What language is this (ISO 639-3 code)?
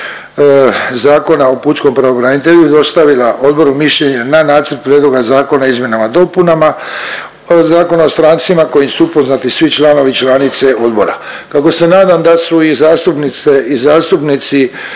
hrv